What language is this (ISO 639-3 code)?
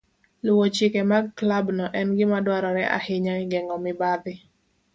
luo